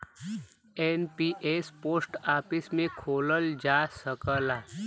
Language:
Bhojpuri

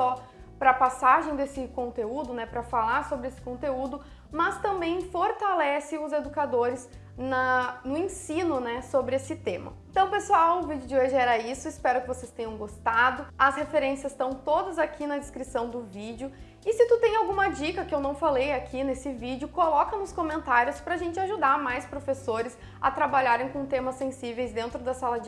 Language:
Portuguese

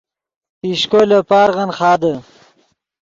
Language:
Yidgha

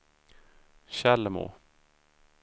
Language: Swedish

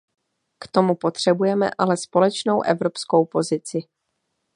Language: Czech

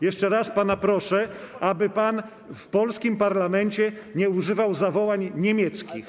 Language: Polish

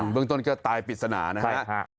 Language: Thai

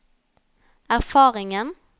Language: Norwegian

